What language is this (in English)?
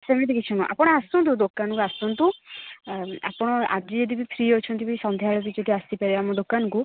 Odia